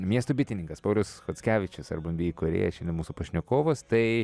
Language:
Lithuanian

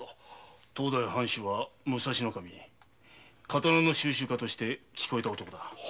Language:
Japanese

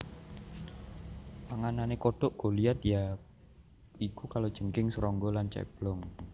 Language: Javanese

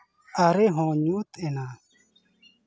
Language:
Santali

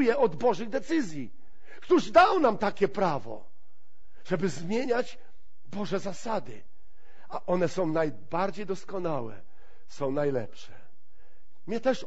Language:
Polish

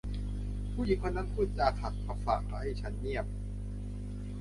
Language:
Thai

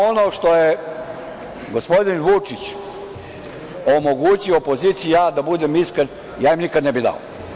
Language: Serbian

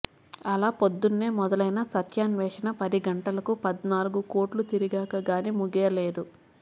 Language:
Telugu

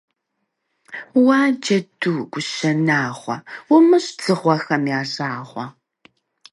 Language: Kabardian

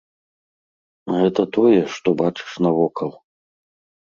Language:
Belarusian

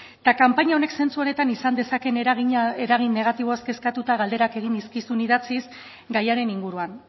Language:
Basque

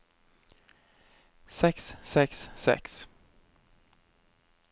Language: Norwegian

